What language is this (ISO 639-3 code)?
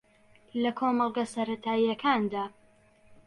ckb